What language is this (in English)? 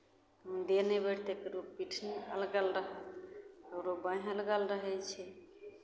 Maithili